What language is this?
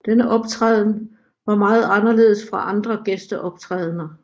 Danish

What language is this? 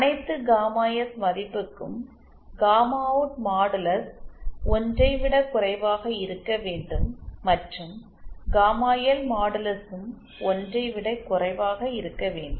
Tamil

